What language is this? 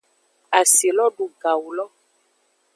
Aja (Benin)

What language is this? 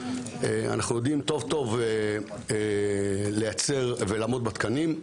Hebrew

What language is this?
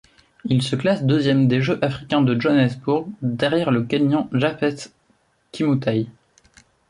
French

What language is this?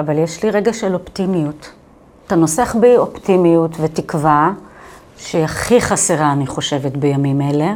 Hebrew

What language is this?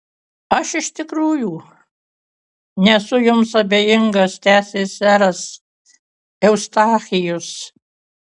Lithuanian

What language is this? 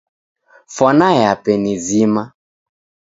Taita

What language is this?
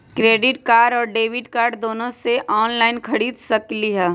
Magahi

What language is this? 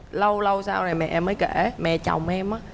Vietnamese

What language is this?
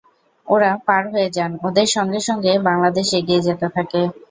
Bangla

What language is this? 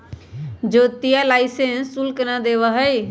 Magahi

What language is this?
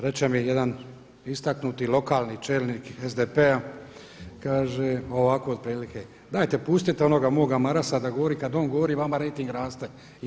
Croatian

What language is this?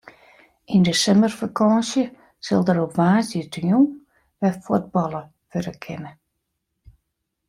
Western Frisian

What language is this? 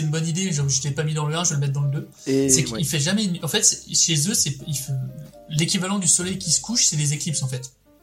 French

